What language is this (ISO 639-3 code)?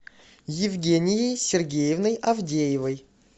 rus